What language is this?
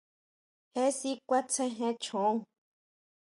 Huautla Mazatec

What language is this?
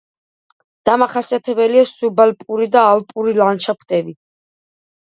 Georgian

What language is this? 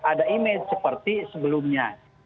Indonesian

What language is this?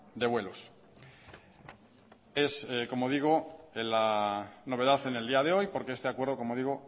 Spanish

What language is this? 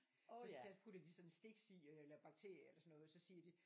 Danish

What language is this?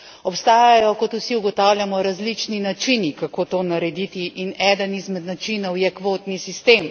Slovenian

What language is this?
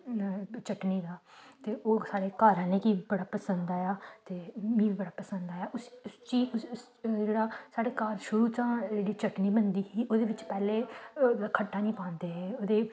Dogri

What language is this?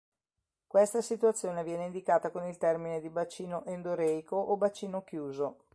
Italian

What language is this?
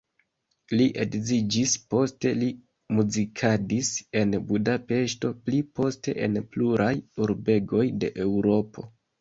Esperanto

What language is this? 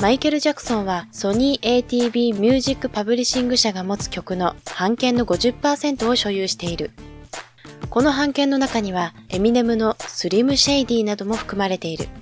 Japanese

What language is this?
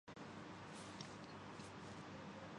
Urdu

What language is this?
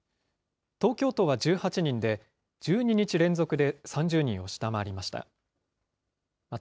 Japanese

